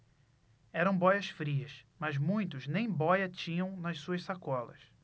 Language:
Portuguese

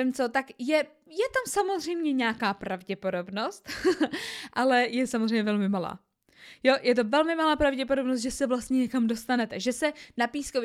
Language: Czech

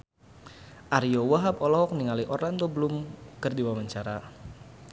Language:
Sundanese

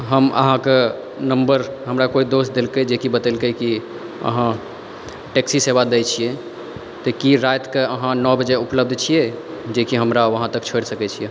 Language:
Maithili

